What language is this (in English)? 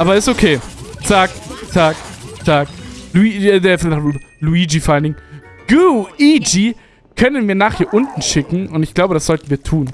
German